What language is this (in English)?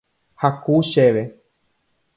Guarani